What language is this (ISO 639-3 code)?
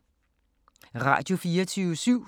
dan